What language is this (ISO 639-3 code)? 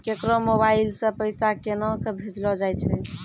mai